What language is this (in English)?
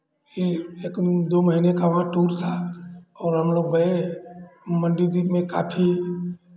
Hindi